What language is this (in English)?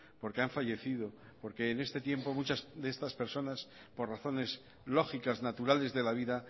Spanish